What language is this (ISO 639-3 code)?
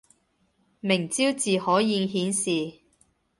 yue